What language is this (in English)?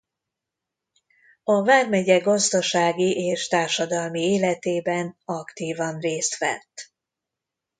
Hungarian